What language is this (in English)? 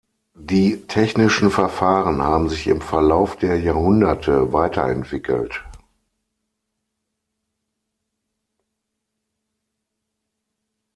German